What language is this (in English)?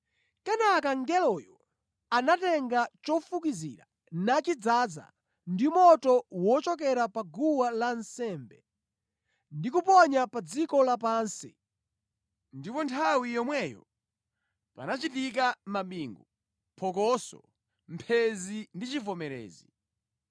Nyanja